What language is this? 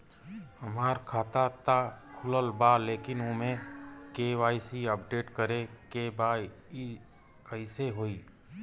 Bhojpuri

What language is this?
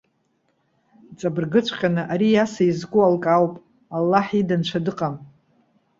Abkhazian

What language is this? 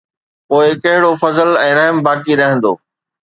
Sindhi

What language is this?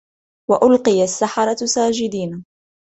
Arabic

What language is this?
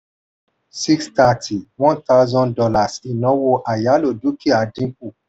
Yoruba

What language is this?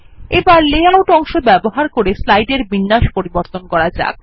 Bangla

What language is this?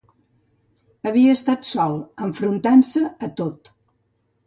Catalan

